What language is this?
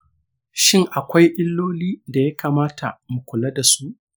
Hausa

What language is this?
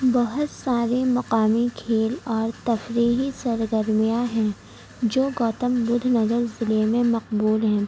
Urdu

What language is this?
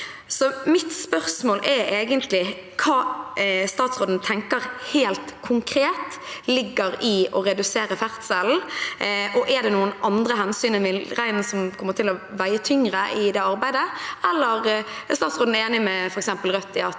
Norwegian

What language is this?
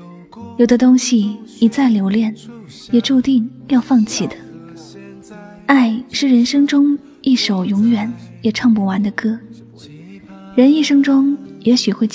Chinese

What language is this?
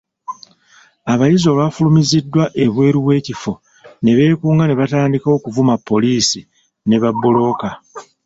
Ganda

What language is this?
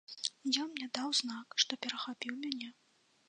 Belarusian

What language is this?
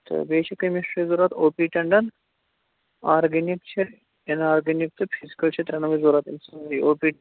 Kashmiri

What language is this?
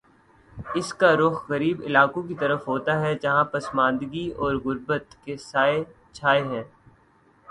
Urdu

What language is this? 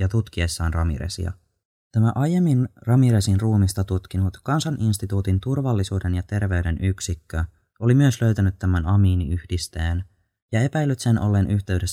Finnish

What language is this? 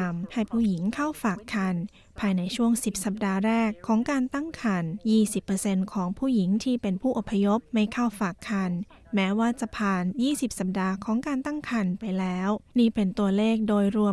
Thai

